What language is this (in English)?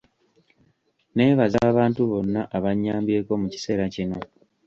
Ganda